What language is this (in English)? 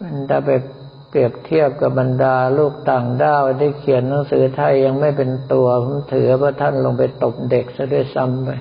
Thai